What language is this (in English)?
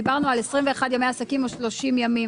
Hebrew